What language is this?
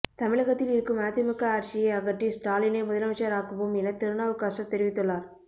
Tamil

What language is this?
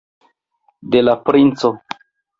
Esperanto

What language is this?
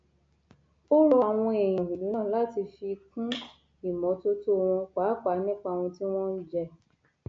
Yoruba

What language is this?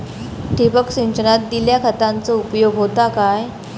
Marathi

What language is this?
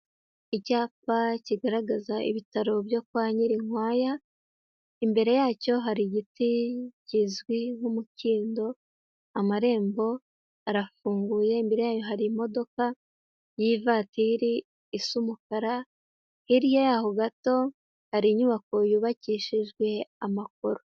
Kinyarwanda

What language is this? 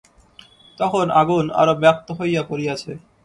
Bangla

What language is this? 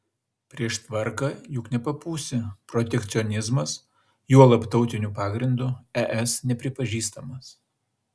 Lithuanian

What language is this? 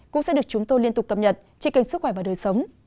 Vietnamese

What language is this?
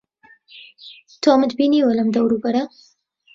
Central Kurdish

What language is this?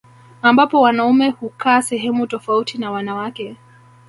Swahili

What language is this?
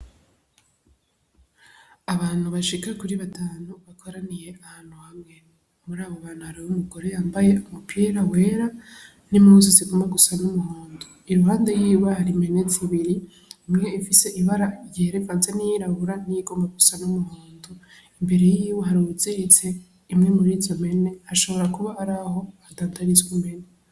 Rundi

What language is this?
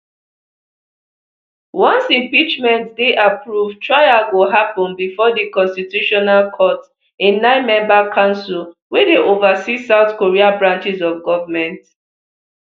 Nigerian Pidgin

